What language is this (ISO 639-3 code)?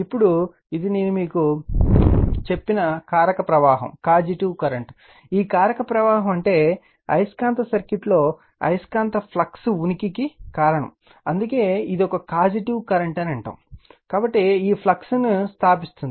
tel